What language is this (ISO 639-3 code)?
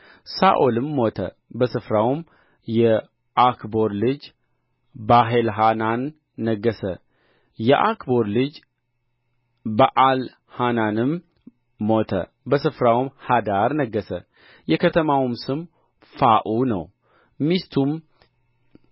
amh